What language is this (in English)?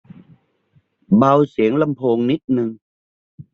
Thai